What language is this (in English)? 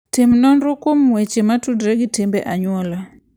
Luo (Kenya and Tanzania)